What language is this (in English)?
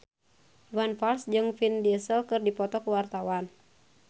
Sundanese